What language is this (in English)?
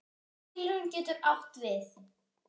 Icelandic